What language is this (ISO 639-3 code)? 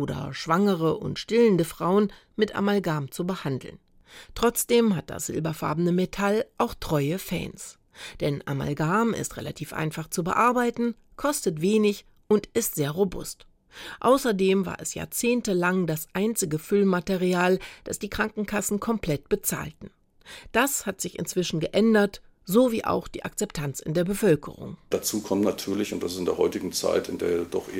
deu